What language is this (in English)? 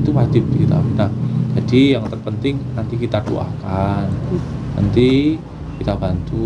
Indonesian